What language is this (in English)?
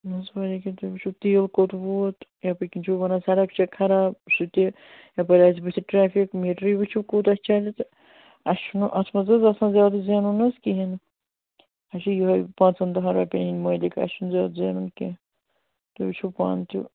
Kashmiri